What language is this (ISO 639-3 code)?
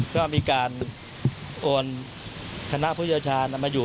tha